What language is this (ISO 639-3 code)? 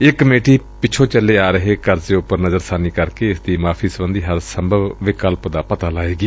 pan